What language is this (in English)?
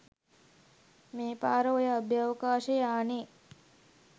Sinhala